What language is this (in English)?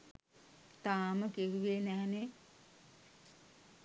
Sinhala